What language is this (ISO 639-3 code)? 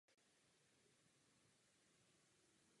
ces